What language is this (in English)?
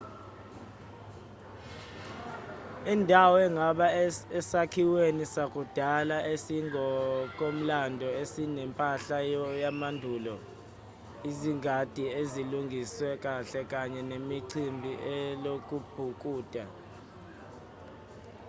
Zulu